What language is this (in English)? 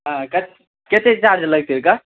Maithili